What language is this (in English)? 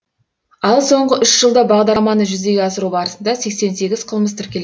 Kazakh